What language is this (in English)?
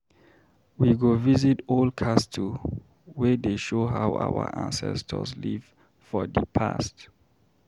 Nigerian Pidgin